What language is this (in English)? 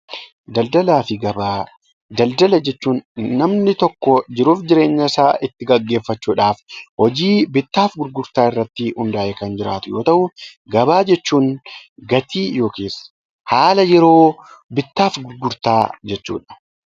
Oromo